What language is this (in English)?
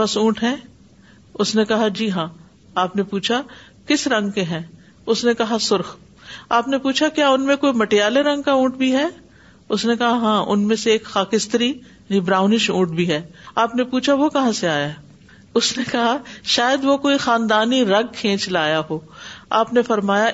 Urdu